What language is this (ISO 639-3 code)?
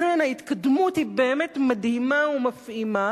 heb